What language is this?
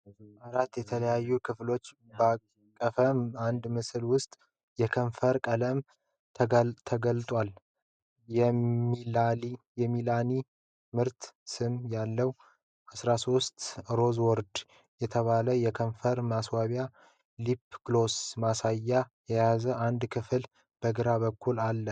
Amharic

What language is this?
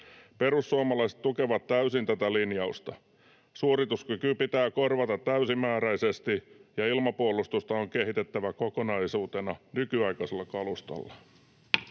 Finnish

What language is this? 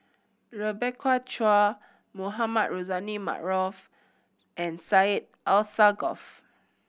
English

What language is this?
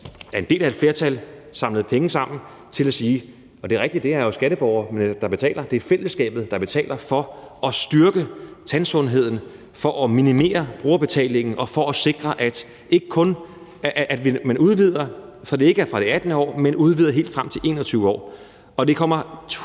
Danish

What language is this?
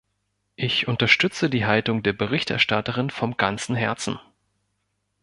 German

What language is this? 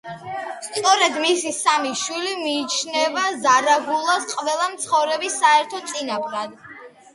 Georgian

